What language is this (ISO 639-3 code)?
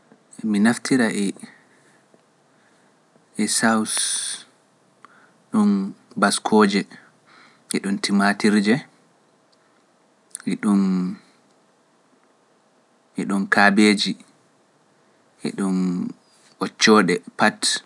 fuf